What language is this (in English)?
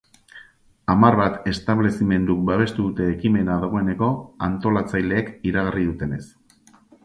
Basque